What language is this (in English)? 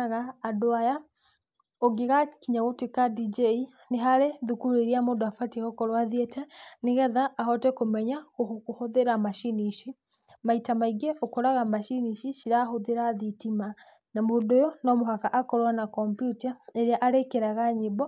Kikuyu